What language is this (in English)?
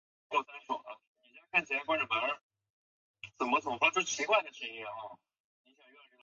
Chinese